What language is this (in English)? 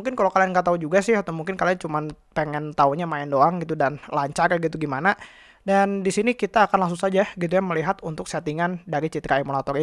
Indonesian